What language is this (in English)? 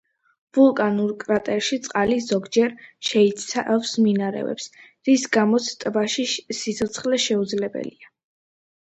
Georgian